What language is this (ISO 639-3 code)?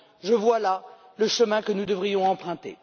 fra